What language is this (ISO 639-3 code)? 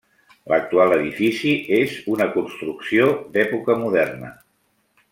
cat